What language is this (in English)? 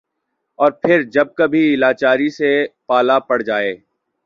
Urdu